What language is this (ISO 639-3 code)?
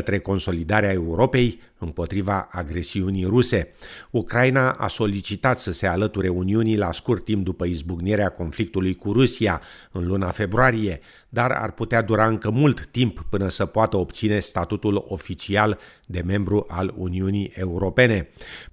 ron